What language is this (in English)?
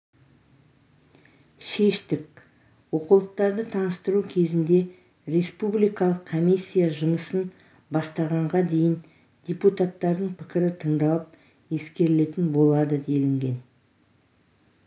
Kazakh